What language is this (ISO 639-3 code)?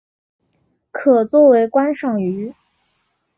zho